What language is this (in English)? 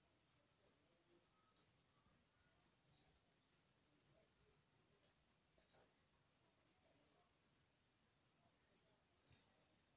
Masaaba